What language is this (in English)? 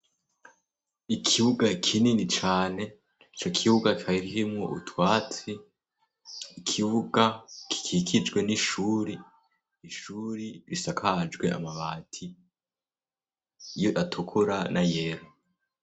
Rundi